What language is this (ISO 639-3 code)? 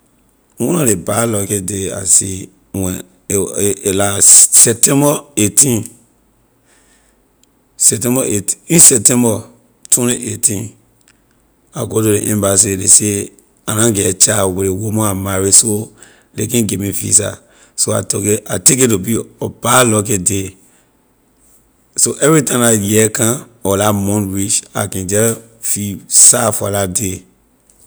lir